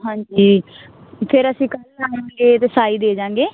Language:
Punjabi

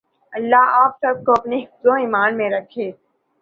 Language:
Urdu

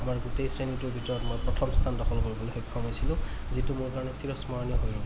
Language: Assamese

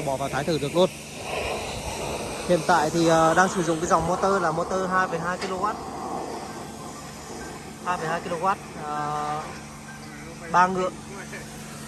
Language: Vietnamese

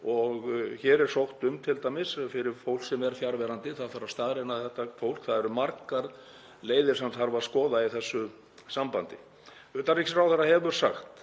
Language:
Icelandic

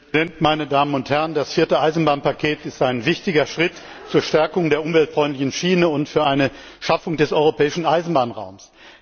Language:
German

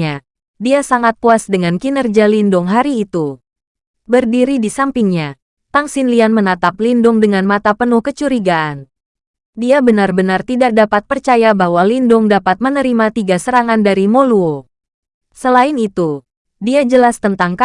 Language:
Indonesian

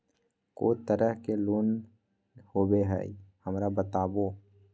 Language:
Magahi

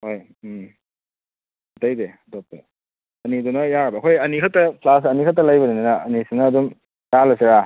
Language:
Manipuri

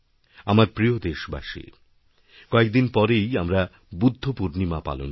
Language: Bangla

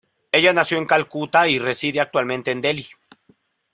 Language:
Spanish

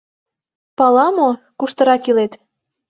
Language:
Mari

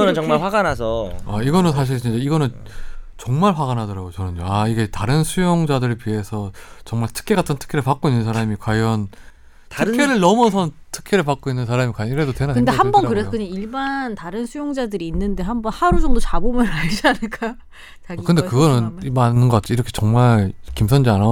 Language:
Korean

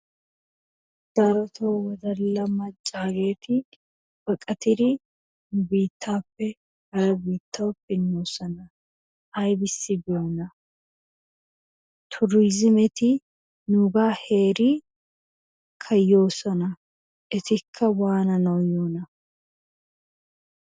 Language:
Wolaytta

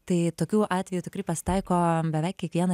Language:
Lithuanian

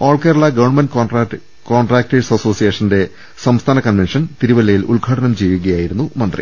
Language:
Malayalam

